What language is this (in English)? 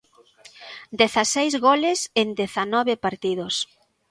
Galician